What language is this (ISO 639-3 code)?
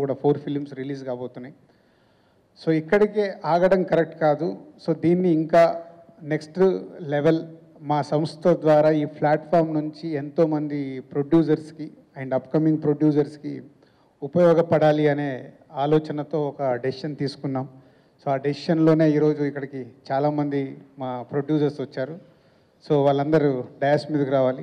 tel